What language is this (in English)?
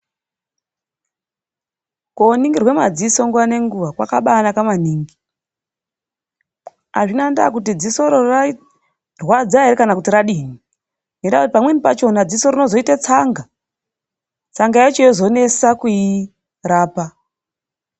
Ndau